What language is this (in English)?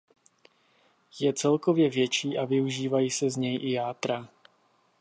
Czech